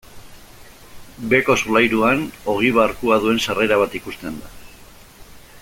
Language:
Basque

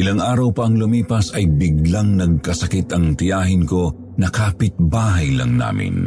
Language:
Filipino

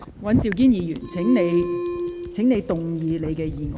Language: Cantonese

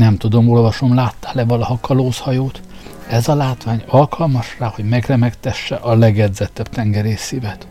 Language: Hungarian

